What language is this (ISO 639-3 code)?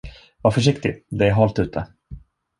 swe